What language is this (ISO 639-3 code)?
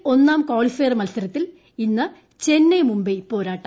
mal